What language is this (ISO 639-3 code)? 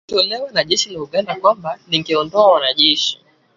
swa